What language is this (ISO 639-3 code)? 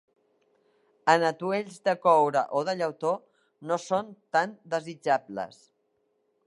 cat